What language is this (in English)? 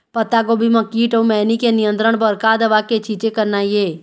Chhattisgarhi